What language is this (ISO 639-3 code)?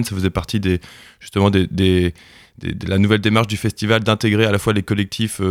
fra